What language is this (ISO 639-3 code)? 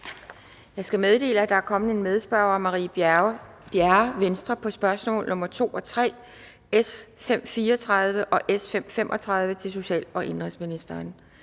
dan